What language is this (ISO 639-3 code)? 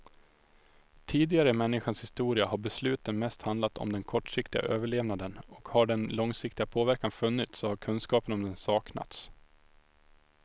swe